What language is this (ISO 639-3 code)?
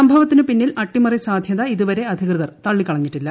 mal